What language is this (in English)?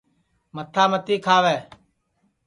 Sansi